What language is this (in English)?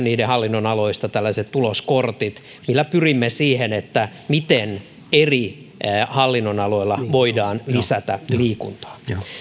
Finnish